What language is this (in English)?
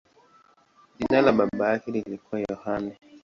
Swahili